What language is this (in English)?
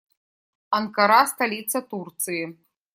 Russian